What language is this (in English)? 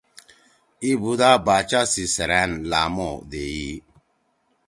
Torwali